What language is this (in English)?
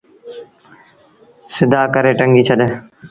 Sindhi Bhil